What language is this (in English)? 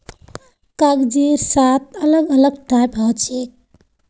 Magahi